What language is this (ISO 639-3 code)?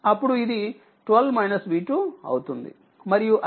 tel